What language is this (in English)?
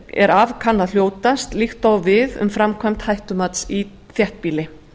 Icelandic